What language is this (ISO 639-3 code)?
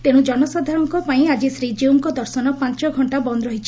ori